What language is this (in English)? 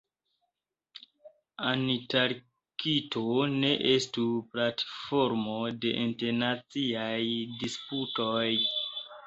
Esperanto